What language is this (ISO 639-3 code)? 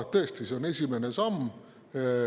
est